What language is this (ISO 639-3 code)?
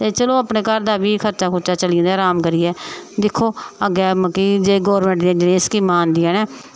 doi